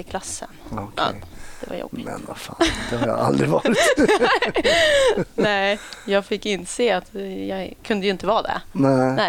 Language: Swedish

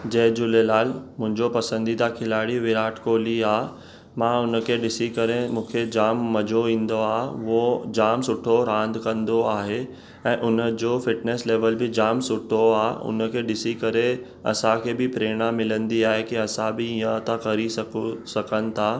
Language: Sindhi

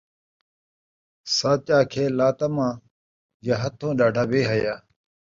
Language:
Saraiki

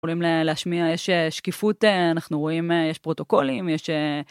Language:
Hebrew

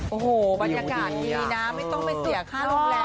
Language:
Thai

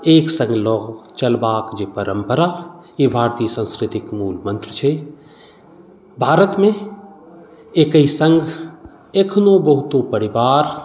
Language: Maithili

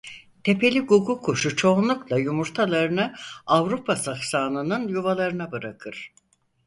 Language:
Turkish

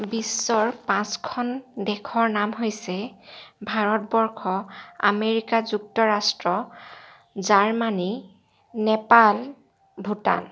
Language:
Assamese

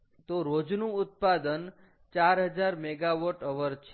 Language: Gujarati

